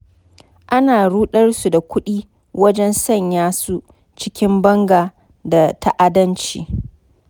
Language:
Hausa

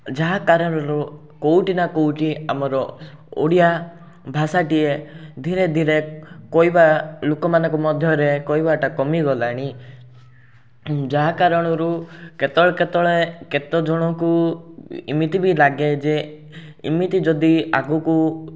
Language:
Odia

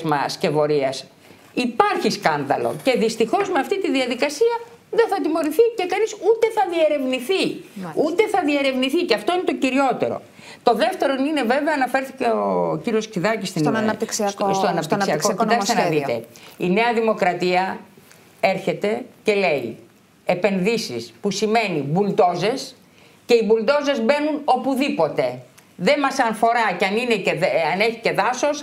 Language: Greek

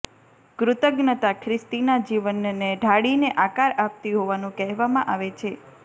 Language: Gujarati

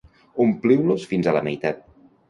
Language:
Catalan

